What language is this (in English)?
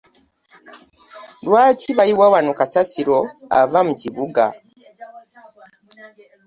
Ganda